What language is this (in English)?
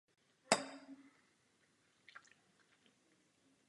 Czech